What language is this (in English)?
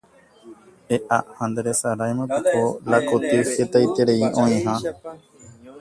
Guarani